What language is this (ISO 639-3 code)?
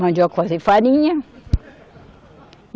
por